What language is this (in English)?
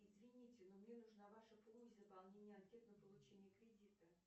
Russian